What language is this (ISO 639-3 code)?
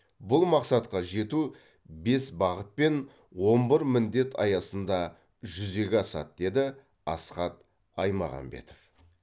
kaz